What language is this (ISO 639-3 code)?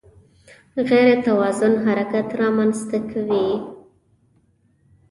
pus